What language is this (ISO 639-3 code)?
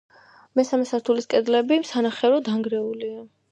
kat